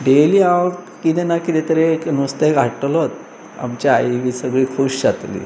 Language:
Konkani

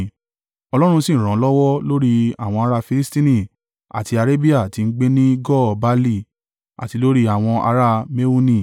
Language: Yoruba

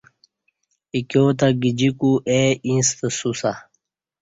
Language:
Kati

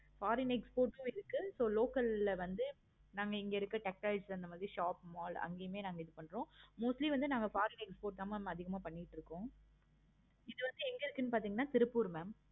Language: Tamil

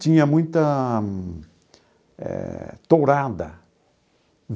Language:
Portuguese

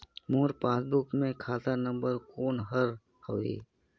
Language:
Chhattisgarhi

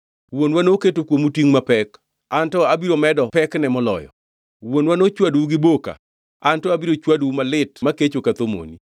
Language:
Luo (Kenya and Tanzania)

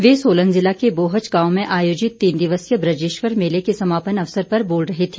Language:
Hindi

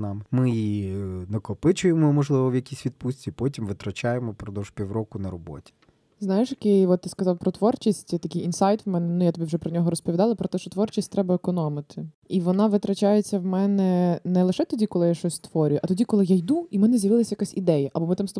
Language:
Ukrainian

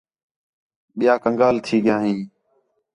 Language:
Khetrani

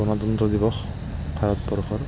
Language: Assamese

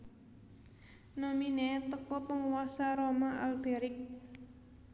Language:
Javanese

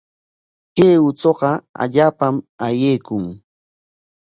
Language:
Corongo Ancash Quechua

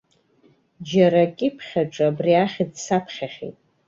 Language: Abkhazian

